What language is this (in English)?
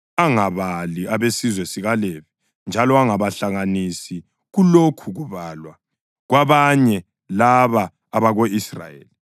North Ndebele